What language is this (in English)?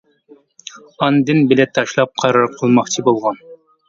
Uyghur